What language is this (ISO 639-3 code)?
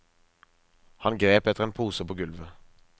nor